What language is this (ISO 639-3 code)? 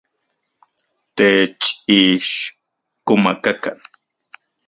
ncx